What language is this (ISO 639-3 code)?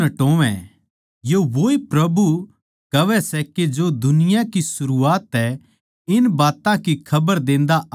bgc